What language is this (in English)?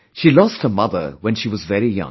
English